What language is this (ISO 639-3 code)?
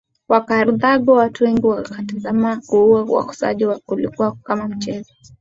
swa